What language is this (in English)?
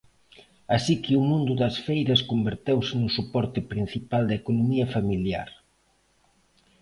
Galician